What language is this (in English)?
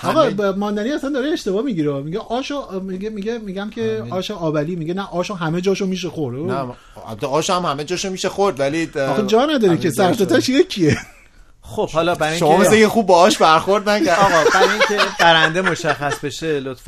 Persian